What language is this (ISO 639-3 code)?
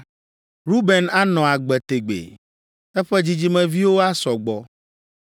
ewe